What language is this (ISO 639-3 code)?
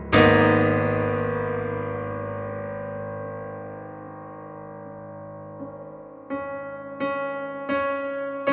ind